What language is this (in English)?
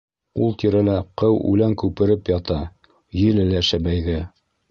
Bashkir